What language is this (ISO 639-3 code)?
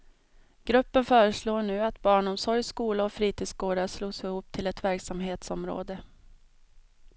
swe